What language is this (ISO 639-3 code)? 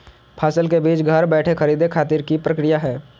mag